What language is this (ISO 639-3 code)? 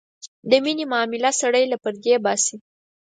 pus